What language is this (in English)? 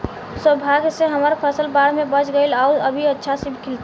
Bhojpuri